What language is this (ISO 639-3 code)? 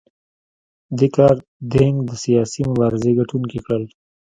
pus